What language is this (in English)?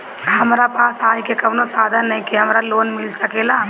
Bhojpuri